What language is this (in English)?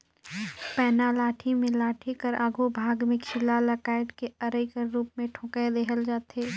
Chhattisgarhi